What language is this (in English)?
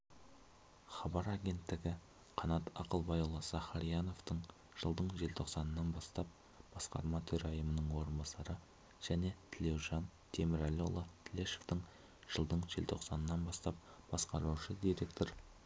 Kazakh